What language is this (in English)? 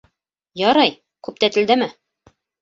Bashkir